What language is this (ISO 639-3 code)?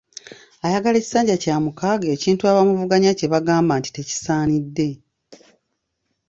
lug